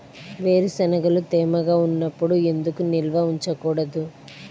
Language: Telugu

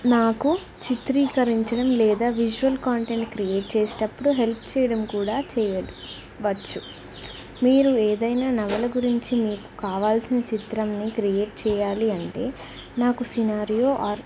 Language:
Telugu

